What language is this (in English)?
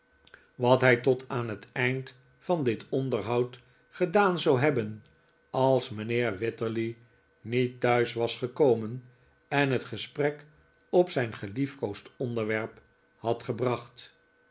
Dutch